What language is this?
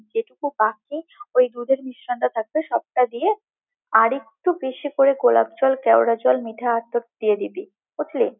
Bangla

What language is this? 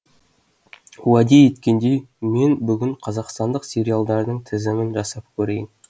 Kazakh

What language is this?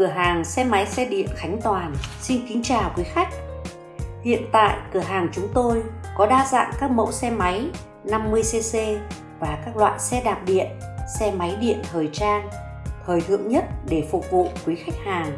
Vietnamese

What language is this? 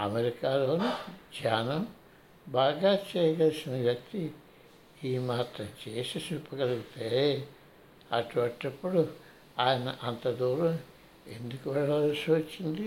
Telugu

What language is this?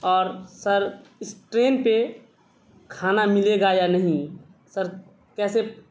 Urdu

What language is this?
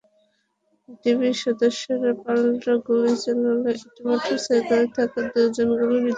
Bangla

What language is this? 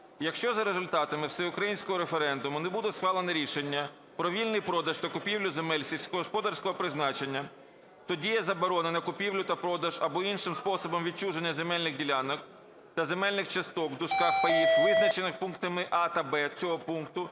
Ukrainian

